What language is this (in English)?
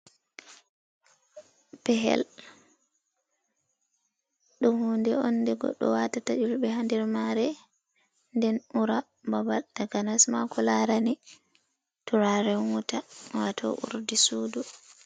Fula